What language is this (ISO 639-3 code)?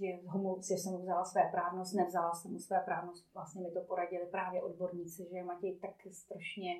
ces